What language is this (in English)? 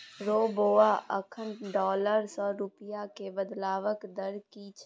Maithili